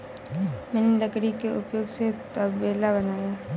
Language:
Hindi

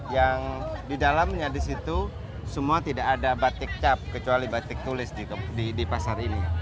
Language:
Indonesian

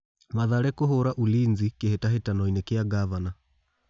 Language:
Kikuyu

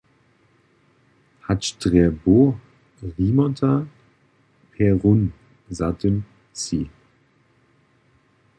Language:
Upper Sorbian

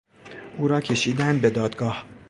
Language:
Persian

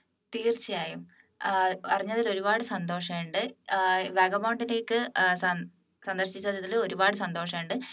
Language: Malayalam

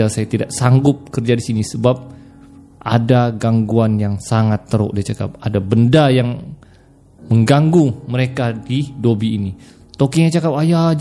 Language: Malay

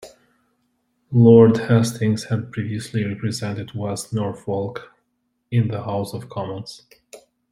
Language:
English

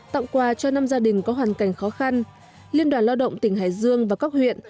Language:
Vietnamese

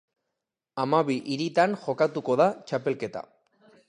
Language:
Basque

